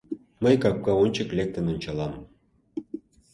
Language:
Mari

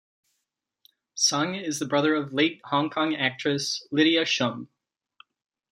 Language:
English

